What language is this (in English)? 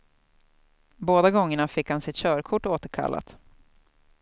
Swedish